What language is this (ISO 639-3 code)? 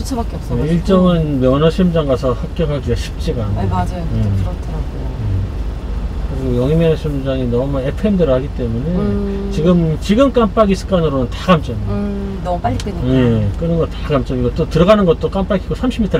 kor